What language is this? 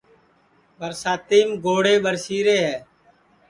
Sansi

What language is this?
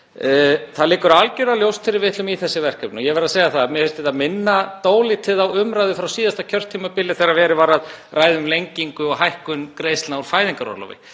Icelandic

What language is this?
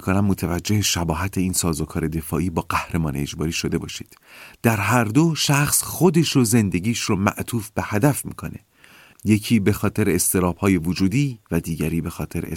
Persian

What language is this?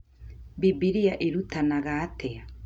Kikuyu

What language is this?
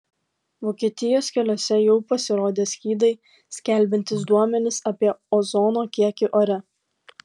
Lithuanian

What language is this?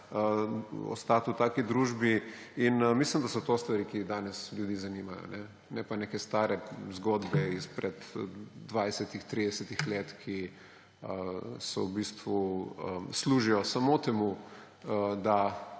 Slovenian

